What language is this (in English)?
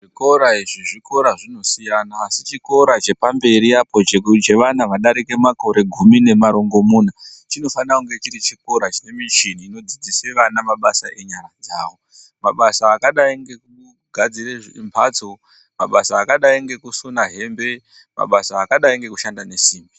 Ndau